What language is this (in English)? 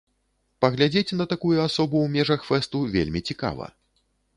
Belarusian